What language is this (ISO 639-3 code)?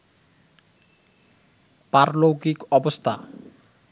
ben